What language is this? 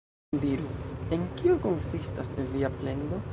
Esperanto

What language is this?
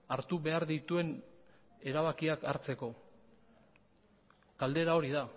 Basque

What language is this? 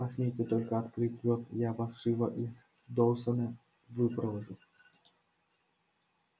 Russian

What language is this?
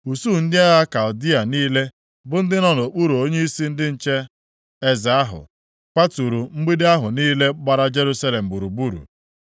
Igbo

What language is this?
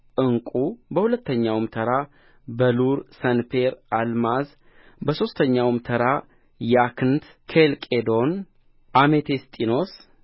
Amharic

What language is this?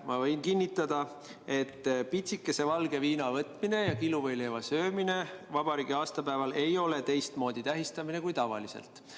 Estonian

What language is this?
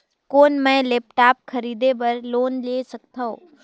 Chhattisgarhi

